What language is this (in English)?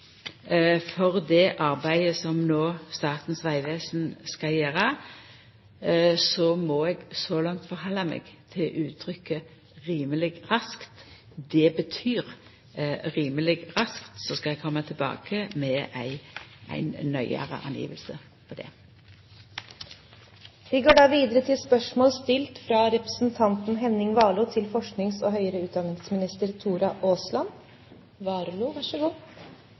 Norwegian